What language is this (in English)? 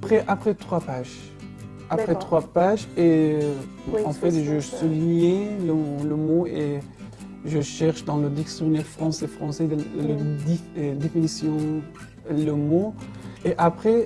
French